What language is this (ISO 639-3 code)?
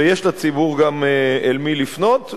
heb